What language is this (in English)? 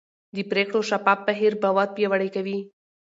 Pashto